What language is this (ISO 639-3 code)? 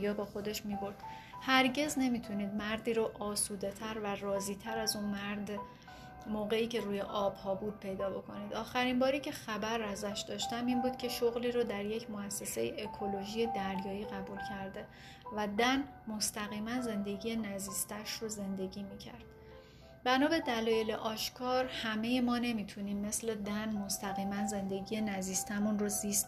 fas